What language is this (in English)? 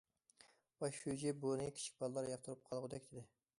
Uyghur